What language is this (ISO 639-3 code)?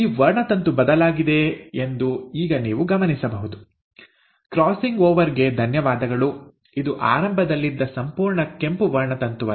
kan